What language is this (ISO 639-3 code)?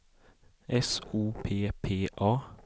swe